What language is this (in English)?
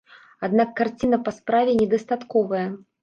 Belarusian